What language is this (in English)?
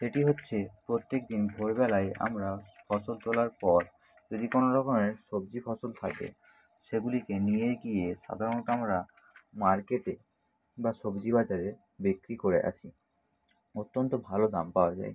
Bangla